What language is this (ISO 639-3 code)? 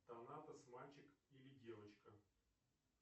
rus